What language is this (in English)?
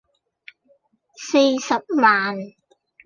Cantonese